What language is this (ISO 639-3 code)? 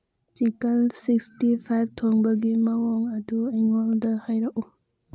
mni